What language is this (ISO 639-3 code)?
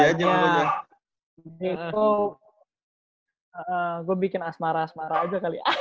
ind